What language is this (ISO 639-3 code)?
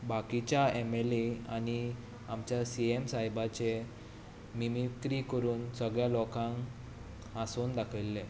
kok